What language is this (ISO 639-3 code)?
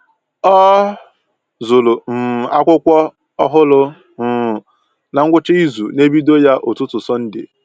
ibo